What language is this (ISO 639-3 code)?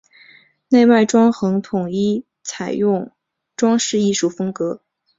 zho